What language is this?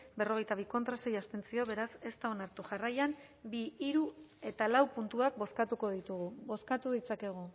Basque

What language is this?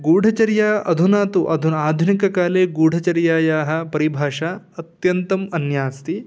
Sanskrit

